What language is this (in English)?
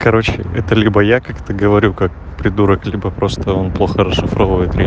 Russian